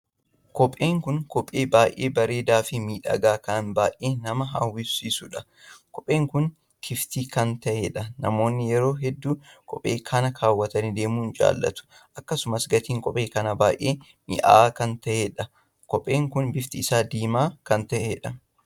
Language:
Oromo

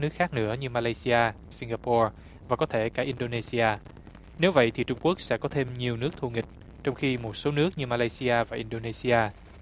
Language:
Vietnamese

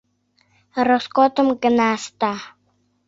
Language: Mari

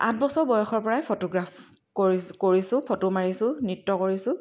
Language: Assamese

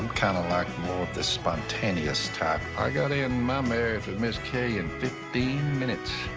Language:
English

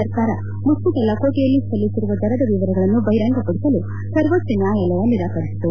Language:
Kannada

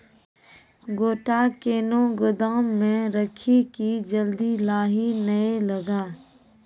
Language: Maithili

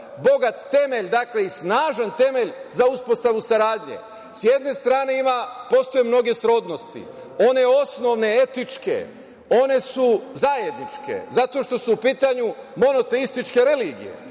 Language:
Serbian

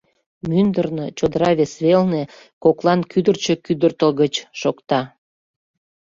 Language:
Mari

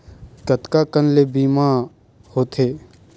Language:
Chhattisgarhi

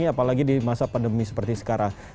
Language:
Indonesian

